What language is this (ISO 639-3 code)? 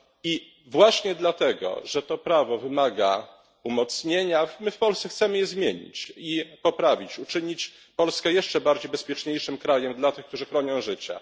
pol